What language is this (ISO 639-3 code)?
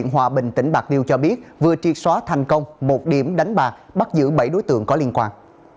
vie